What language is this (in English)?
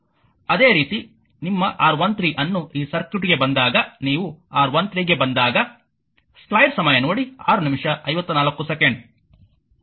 Kannada